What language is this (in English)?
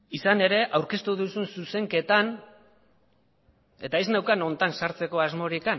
Basque